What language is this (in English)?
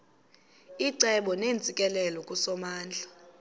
Xhosa